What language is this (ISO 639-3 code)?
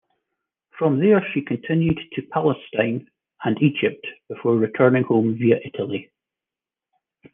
eng